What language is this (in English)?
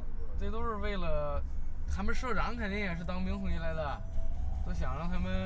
Chinese